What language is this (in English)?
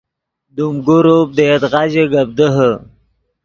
Yidgha